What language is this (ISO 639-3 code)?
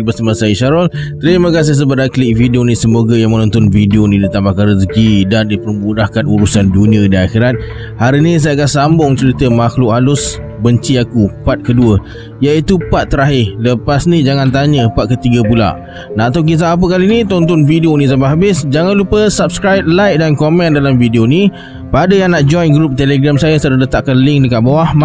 msa